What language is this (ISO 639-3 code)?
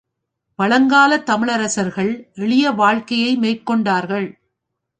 tam